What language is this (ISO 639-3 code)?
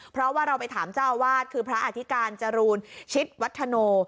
tha